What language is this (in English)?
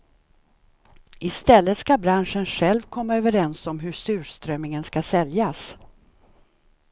Swedish